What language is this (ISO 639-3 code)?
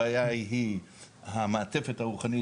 heb